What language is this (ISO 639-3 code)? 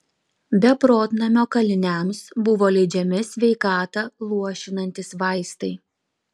lit